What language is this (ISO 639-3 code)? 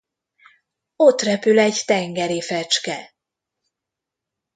hun